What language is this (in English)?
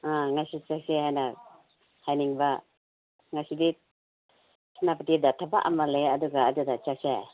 Manipuri